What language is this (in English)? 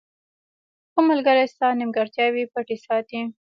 Pashto